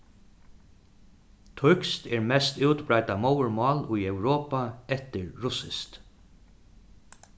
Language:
Faroese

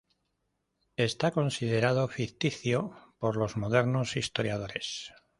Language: Spanish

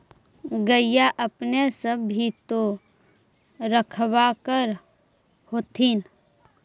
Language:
Magahi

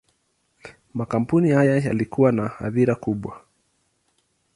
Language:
Swahili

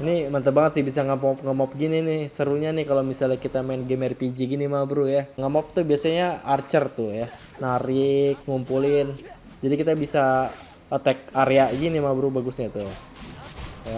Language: Indonesian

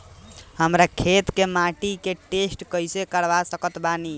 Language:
Bhojpuri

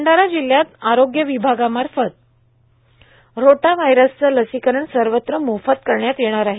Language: Marathi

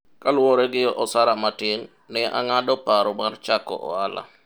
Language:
Luo (Kenya and Tanzania)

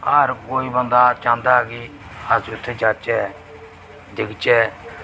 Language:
Dogri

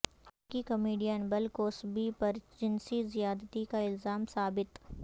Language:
Urdu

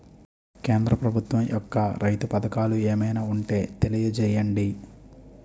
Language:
Telugu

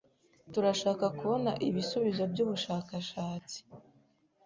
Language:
Kinyarwanda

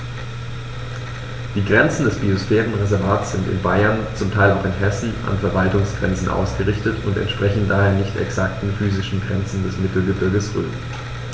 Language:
German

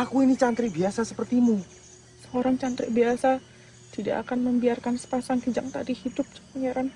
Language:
Indonesian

